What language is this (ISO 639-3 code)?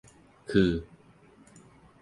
tha